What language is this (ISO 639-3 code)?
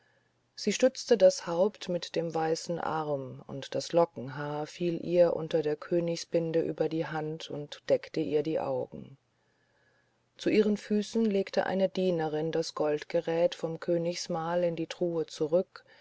deu